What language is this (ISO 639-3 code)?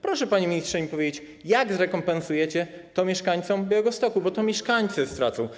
pol